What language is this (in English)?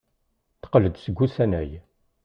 Kabyle